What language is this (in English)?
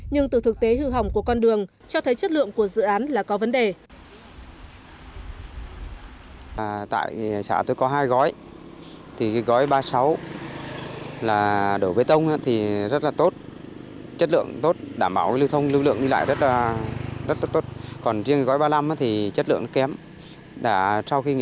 Vietnamese